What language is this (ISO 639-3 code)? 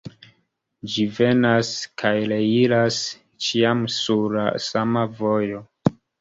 epo